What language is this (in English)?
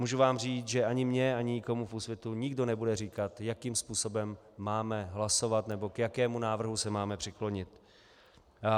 Czech